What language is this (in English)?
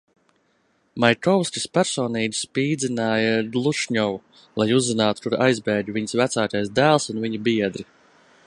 Latvian